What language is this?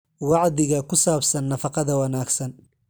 Somali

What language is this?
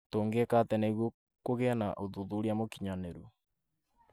Kikuyu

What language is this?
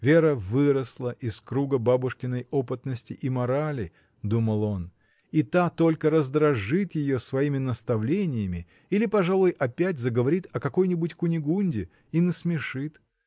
Russian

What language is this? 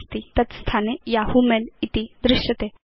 Sanskrit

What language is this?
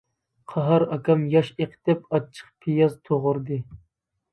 Uyghur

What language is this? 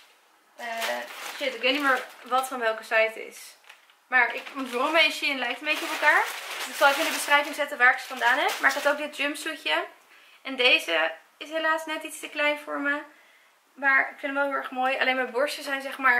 Dutch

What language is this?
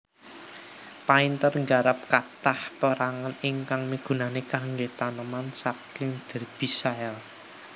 Javanese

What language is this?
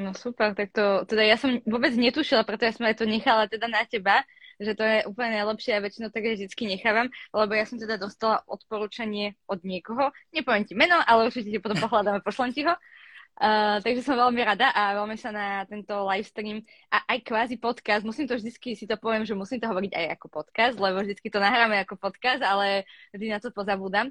Slovak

